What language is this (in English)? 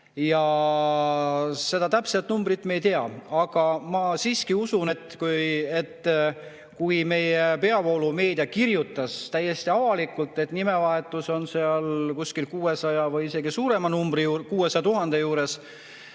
Estonian